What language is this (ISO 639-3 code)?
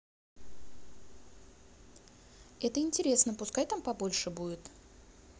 rus